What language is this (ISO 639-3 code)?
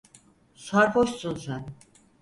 tur